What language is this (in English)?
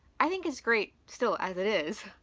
English